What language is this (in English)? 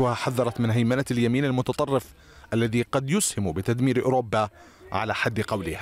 Arabic